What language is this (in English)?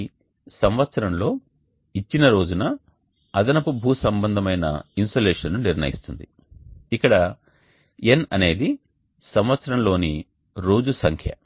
Telugu